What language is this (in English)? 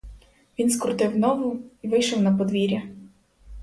Ukrainian